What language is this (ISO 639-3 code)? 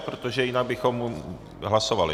ces